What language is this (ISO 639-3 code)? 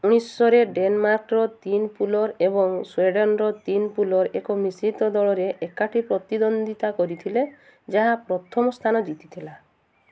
ori